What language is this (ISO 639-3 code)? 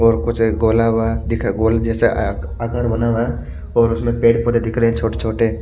hin